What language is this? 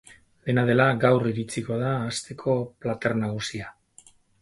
Basque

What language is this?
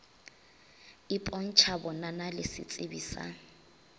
Northern Sotho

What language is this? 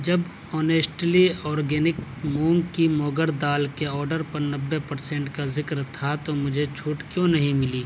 Urdu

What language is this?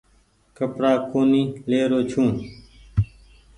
Goaria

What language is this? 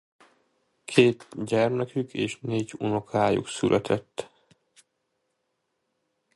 Hungarian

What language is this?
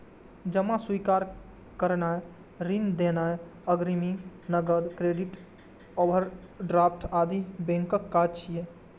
Maithili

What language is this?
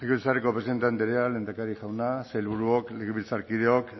Basque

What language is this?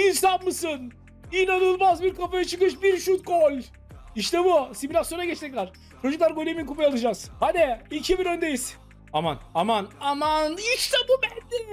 Turkish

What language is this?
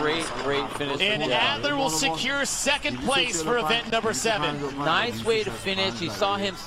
Persian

